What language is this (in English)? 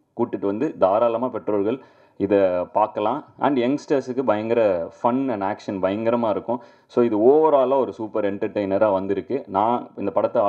Arabic